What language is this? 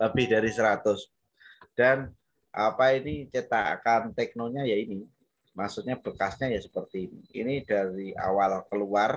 Indonesian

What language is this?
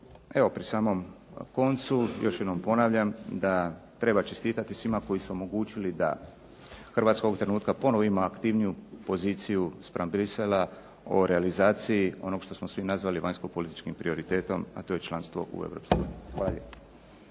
Croatian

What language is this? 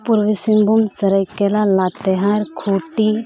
Santali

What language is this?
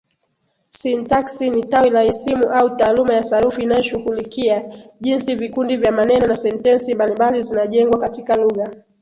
Swahili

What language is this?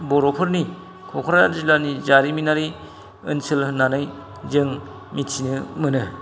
Bodo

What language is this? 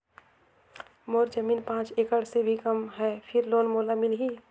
Chhattisgarhi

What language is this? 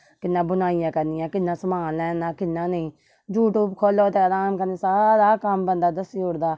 Dogri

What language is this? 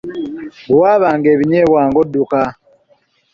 Ganda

